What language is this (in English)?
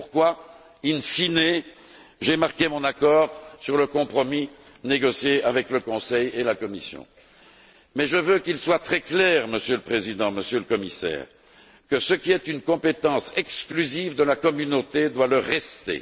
French